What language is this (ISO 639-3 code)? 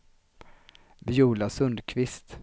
swe